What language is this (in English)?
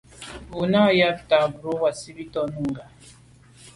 Medumba